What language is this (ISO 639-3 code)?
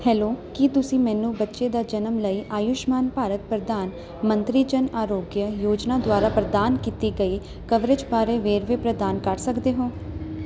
pan